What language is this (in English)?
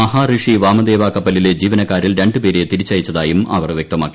Malayalam